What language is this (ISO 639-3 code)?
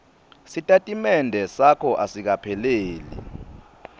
ssw